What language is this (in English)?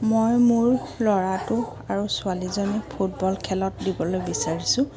Assamese